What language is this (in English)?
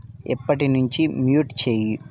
Telugu